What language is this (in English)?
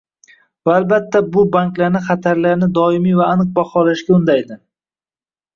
Uzbek